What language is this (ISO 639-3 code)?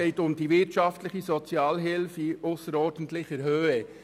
gsw